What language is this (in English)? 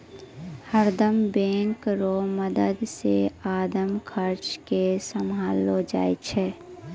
Maithili